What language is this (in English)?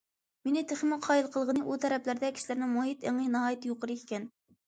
Uyghur